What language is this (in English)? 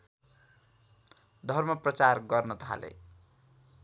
Nepali